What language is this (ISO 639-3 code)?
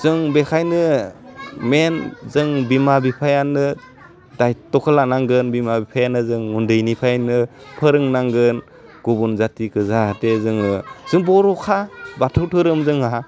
brx